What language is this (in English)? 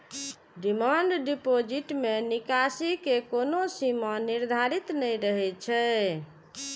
Maithili